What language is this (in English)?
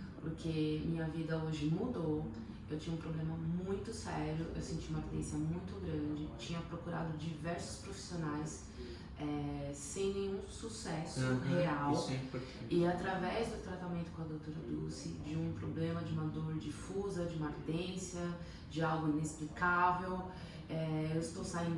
Portuguese